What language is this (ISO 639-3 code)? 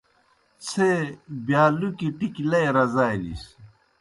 plk